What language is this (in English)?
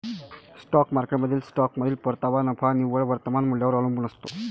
Marathi